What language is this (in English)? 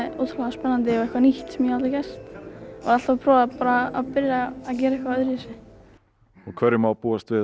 Icelandic